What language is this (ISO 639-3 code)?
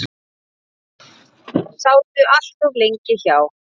isl